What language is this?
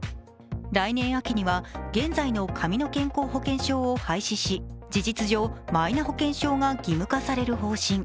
Japanese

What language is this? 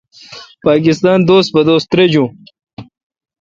Kalkoti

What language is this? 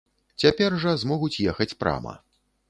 Belarusian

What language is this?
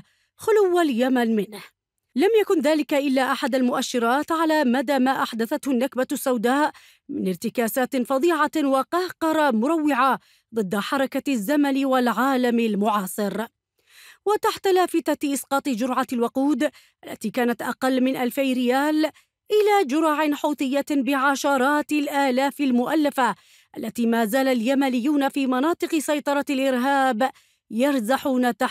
Arabic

